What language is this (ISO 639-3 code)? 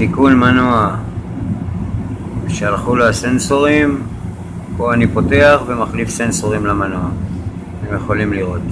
heb